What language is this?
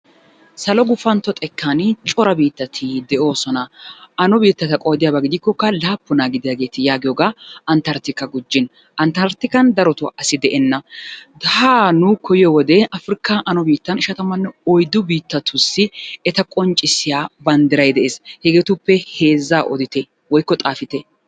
Wolaytta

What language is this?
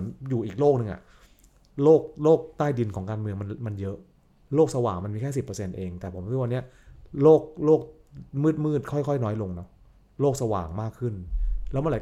Thai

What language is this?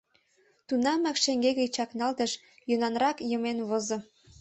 Mari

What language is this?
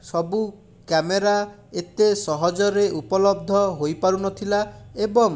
Odia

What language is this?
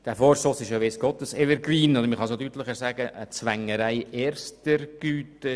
Swiss German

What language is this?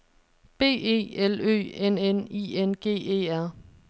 Danish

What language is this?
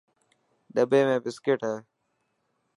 Dhatki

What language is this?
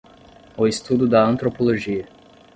Portuguese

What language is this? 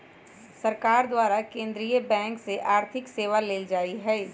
Magahi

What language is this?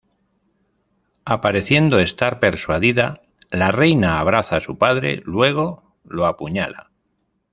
Spanish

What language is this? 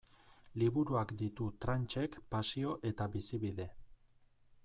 Basque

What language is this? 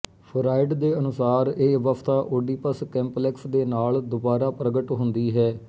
Punjabi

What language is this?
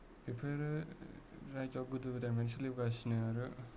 Bodo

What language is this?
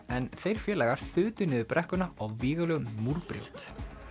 Icelandic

